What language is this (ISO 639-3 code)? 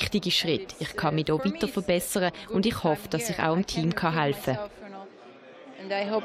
deu